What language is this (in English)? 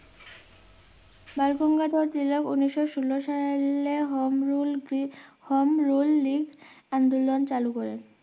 Bangla